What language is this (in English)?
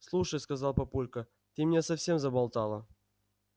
Russian